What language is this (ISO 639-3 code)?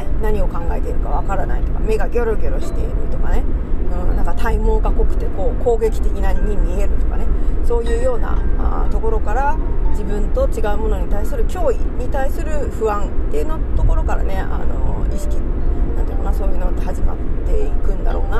jpn